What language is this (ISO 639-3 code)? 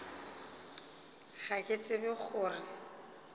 nso